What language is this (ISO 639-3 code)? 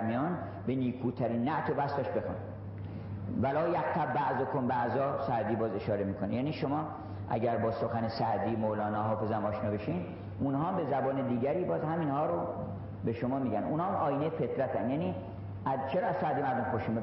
fas